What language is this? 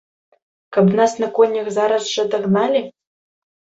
Belarusian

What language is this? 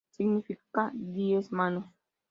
Spanish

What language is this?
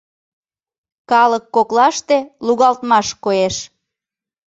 Mari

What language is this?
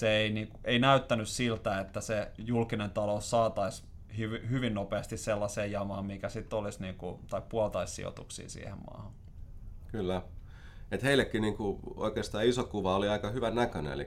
Finnish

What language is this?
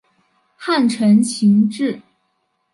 Chinese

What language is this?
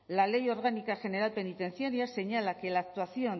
Spanish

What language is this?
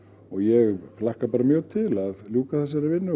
Icelandic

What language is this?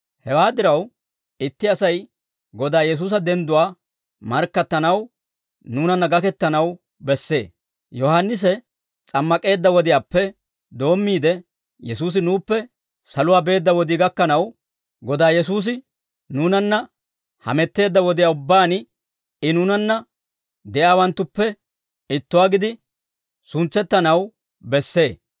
Dawro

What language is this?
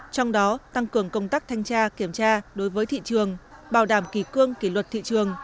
Vietnamese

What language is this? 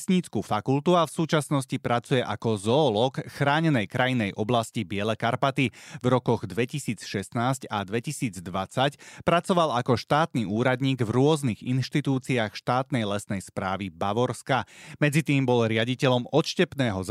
Slovak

